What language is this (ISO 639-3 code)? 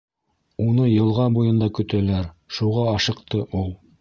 bak